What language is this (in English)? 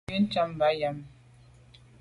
Medumba